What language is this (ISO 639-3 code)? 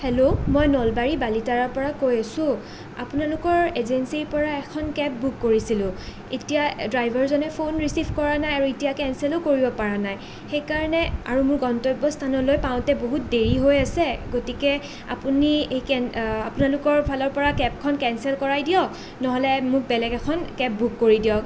asm